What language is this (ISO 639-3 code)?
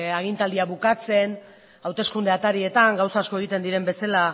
eus